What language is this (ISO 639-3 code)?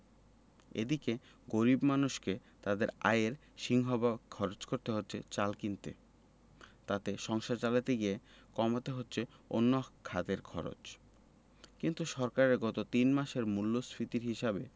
ben